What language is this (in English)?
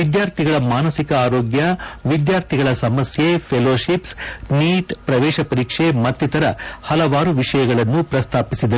Kannada